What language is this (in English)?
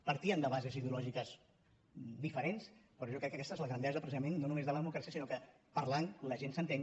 Catalan